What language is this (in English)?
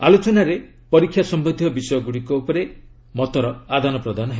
Odia